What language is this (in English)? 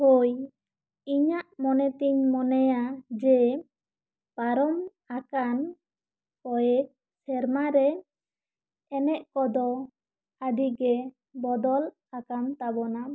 Santali